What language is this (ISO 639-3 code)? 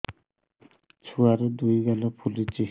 ori